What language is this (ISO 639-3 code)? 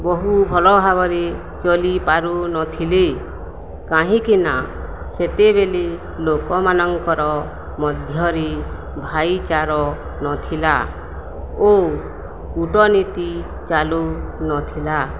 ori